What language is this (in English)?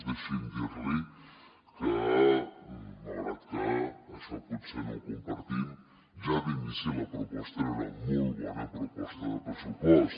Catalan